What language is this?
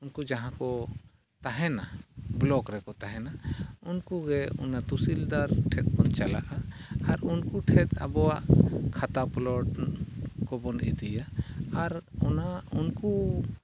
Santali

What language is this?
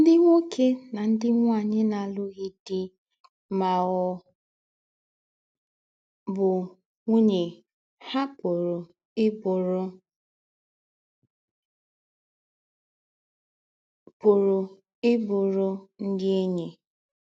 Igbo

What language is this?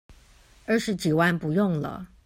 Chinese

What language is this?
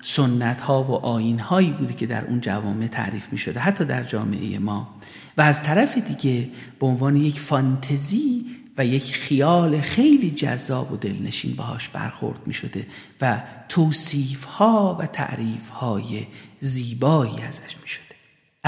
Persian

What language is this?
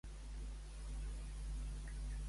Catalan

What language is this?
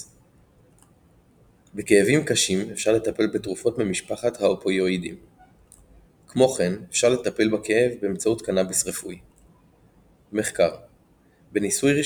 Hebrew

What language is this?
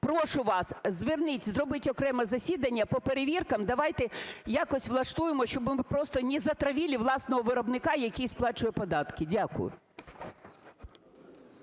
Ukrainian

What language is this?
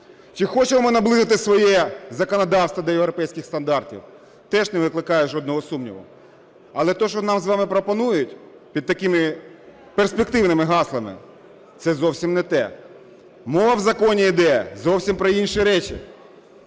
Ukrainian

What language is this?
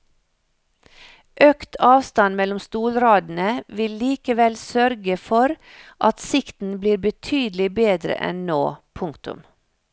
Norwegian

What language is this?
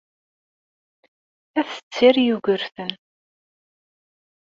Kabyle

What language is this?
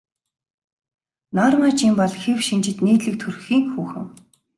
Mongolian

